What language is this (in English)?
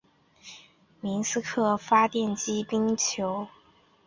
Chinese